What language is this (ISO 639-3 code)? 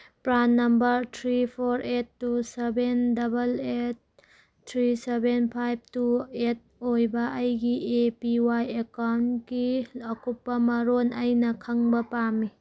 mni